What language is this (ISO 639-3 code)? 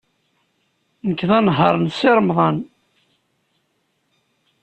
kab